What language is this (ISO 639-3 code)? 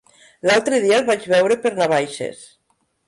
cat